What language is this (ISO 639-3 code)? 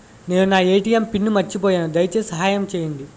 tel